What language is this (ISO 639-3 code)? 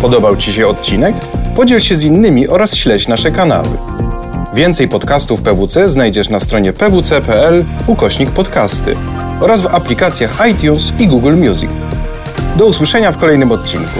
pol